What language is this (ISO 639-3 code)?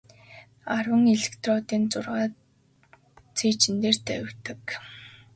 mon